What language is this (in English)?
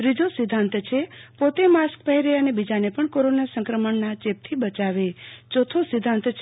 Gujarati